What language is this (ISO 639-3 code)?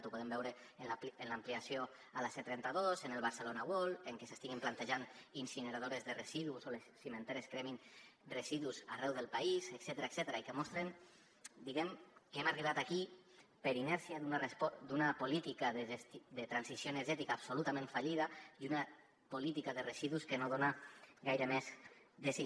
cat